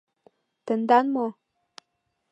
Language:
Mari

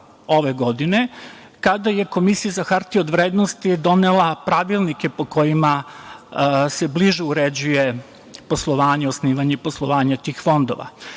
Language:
Serbian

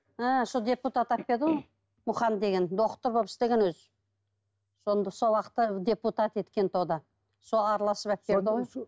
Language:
Kazakh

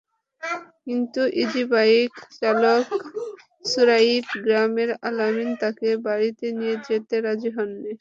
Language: Bangla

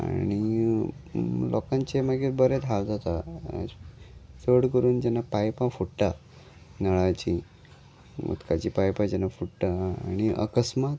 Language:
Konkani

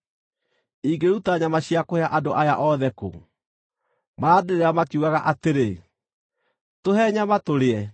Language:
Kikuyu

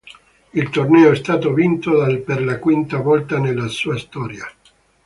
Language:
Italian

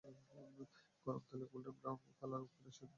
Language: Bangla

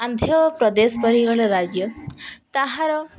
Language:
Odia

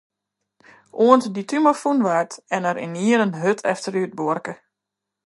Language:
Western Frisian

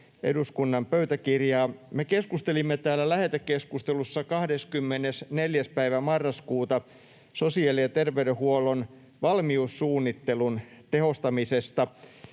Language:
Finnish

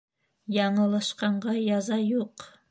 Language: Bashkir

